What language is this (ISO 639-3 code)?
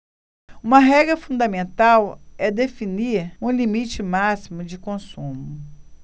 por